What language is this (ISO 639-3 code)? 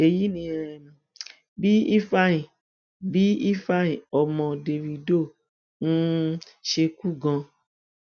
yor